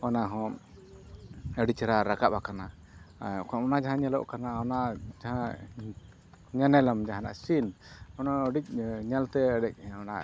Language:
Santali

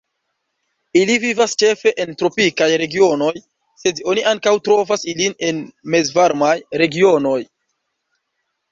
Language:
Esperanto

